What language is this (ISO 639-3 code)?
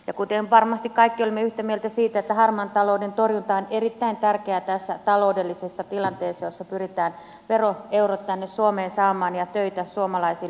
fin